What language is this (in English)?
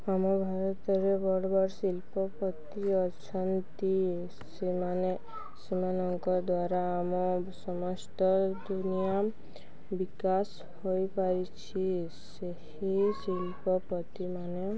Odia